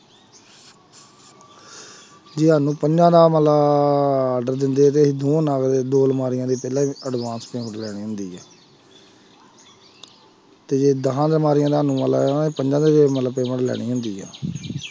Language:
Punjabi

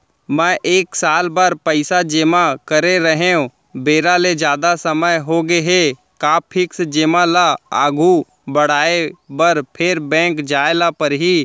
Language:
Chhattisgarhi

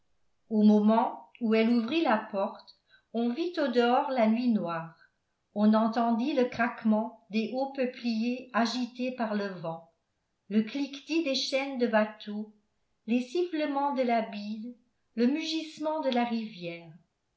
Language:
French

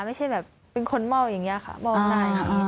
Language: Thai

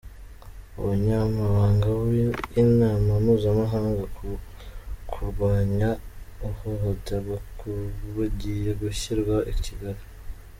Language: Kinyarwanda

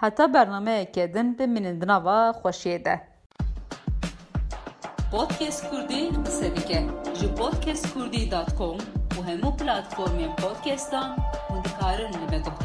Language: Turkish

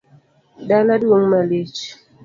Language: Luo (Kenya and Tanzania)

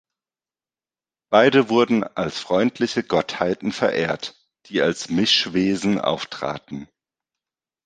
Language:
German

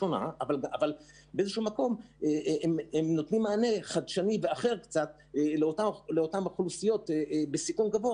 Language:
Hebrew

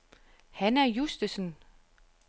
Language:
Danish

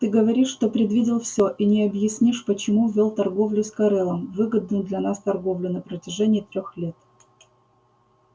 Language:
Russian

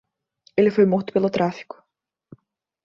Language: Portuguese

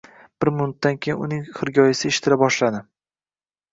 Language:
Uzbek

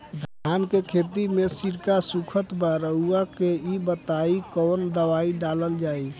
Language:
Bhojpuri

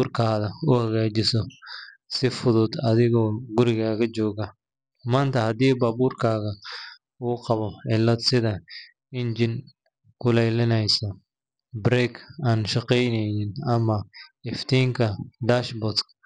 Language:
Somali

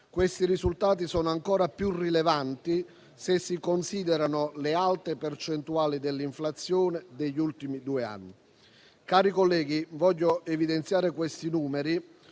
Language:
Italian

